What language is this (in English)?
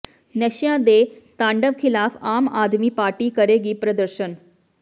Punjabi